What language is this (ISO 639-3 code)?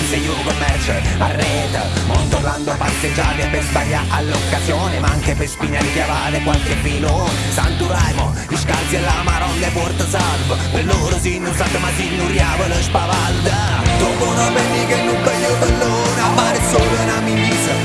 ita